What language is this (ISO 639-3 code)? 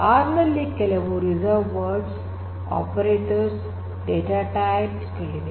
kan